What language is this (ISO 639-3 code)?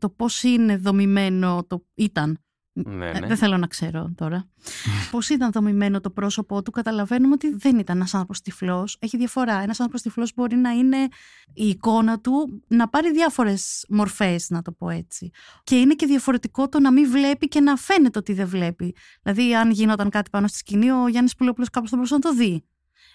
ell